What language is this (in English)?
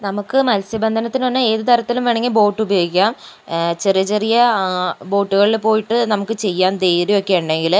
Malayalam